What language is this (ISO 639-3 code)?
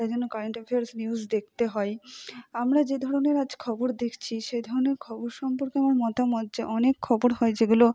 ben